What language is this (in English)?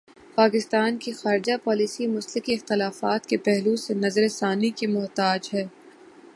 Urdu